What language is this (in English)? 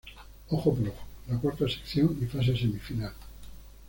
Spanish